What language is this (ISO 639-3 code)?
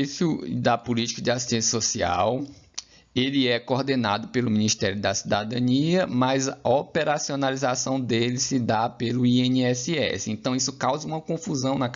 por